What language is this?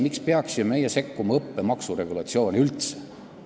Estonian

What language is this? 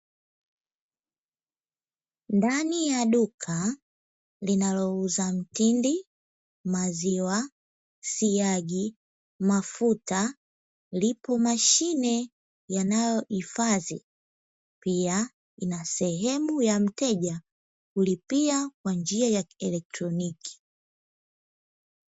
Swahili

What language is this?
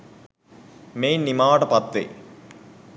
Sinhala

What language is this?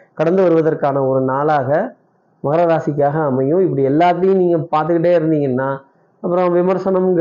Tamil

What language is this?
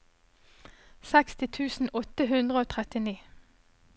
Norwegian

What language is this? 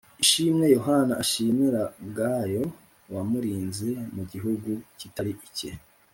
Kinyarwanda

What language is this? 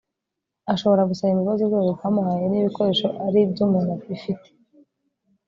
Kinyarwanda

